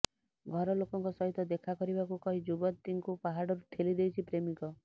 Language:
Odia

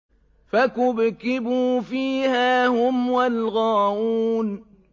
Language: Arabic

